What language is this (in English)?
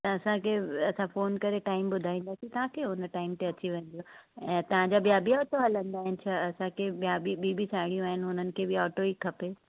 Sindhi